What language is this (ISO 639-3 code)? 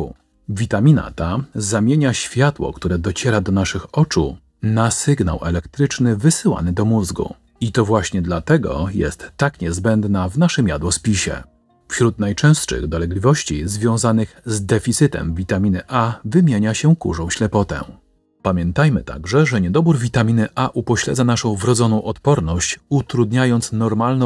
pol